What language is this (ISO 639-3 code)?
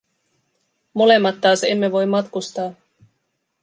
fin